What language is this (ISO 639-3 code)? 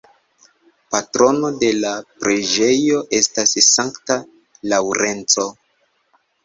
epo